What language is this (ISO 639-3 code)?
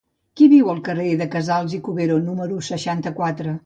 cat